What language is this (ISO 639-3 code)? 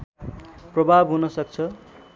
nep